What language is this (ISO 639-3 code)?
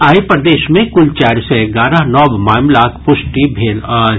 mai